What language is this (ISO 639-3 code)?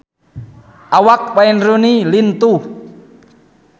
sun